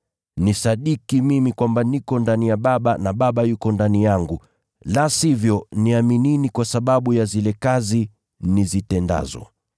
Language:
Swahili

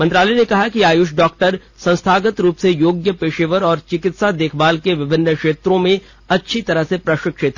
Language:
Hindi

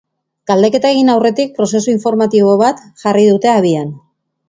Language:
Basque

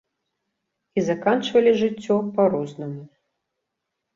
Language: Belarusian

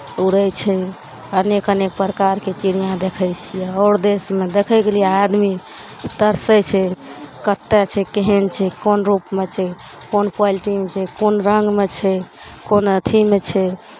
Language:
Maithili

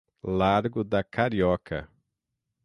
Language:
Portuguese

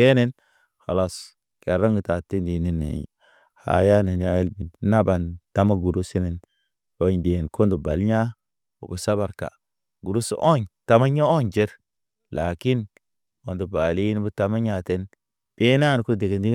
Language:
Naba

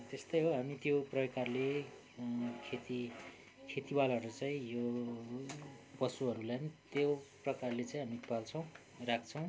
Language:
Nepali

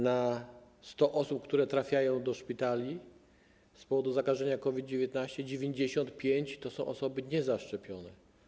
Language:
Polish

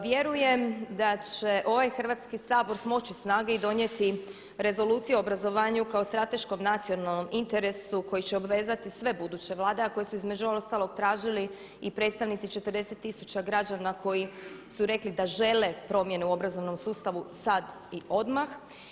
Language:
Croatian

